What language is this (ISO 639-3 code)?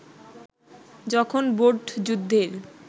ben